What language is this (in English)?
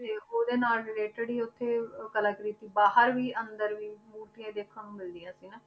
Punjabi